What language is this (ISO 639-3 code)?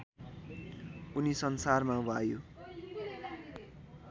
nep